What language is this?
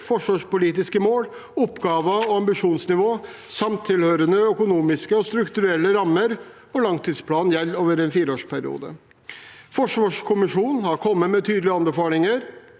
Norwegian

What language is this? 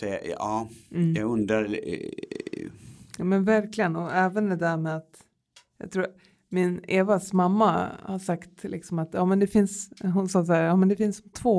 Swedish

